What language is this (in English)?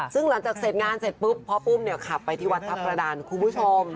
Thai